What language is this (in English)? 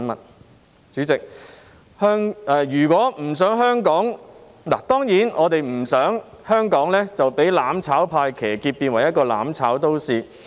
Cantonese